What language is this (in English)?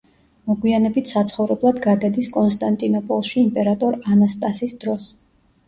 Georgian